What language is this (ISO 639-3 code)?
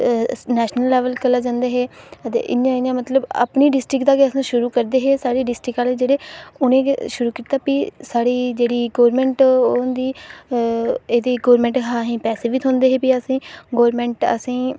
doi